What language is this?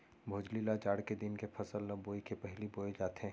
Chhattisgarhi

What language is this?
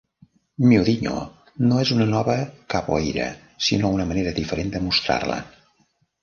Catalan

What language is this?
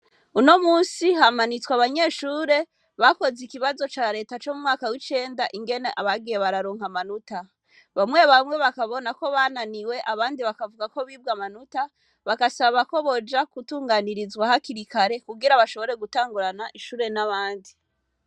Rundi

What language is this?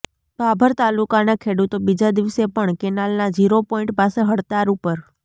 Gujarati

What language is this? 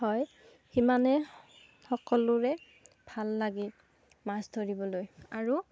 Assamese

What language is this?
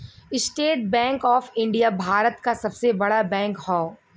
Bhojpuri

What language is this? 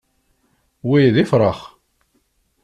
Kabyle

